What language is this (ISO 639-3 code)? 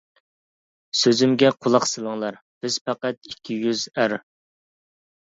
uig